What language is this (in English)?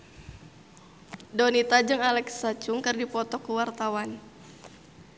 Sundanese